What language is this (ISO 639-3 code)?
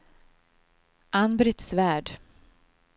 swe